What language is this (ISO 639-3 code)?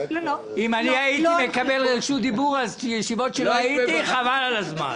heb